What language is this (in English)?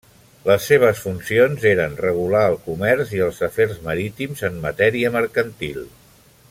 Catalan